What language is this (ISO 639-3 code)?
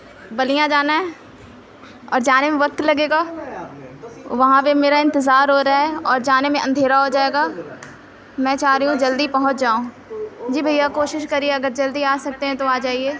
urd